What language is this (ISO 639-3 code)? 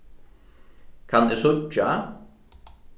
fao